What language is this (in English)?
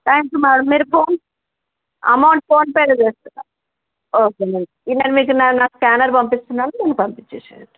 Telugu